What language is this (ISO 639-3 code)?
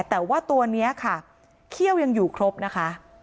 tha